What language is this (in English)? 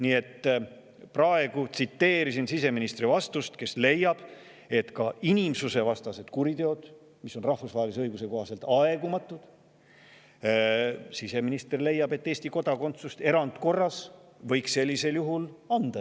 Estonian